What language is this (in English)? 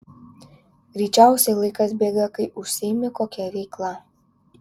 Lithuanian